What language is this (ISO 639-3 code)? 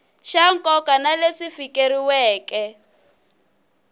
tso